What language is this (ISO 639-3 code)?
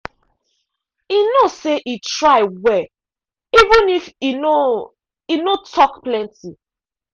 pcm